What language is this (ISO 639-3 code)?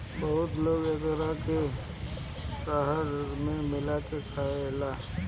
bho